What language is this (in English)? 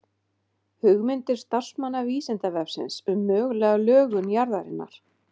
Icelandic